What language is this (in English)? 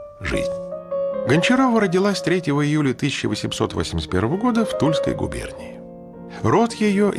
Russian